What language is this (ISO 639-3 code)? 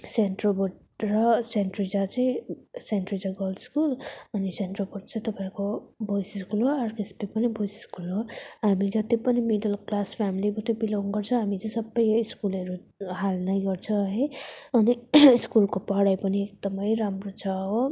nep